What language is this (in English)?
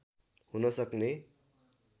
Nepali